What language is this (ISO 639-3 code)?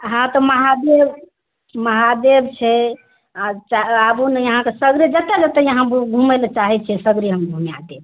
mai